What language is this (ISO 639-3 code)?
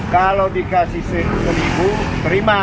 ind